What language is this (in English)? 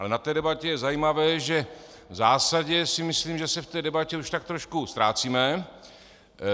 Czech